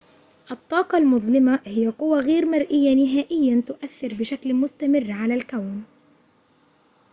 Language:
Arabic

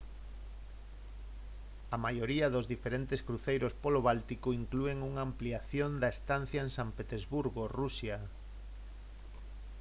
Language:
Galician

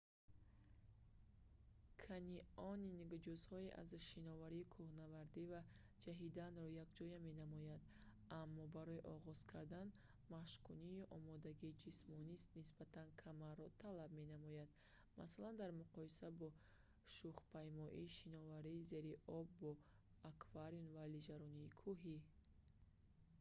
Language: Tajik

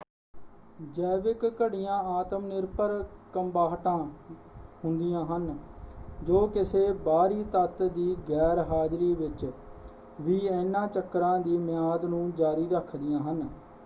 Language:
Punjabi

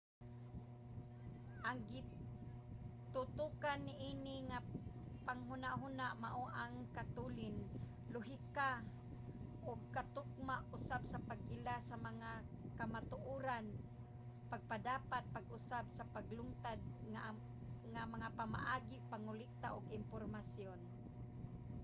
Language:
Cebuano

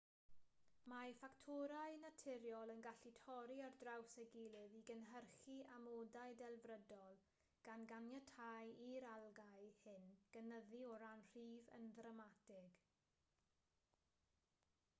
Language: Welsh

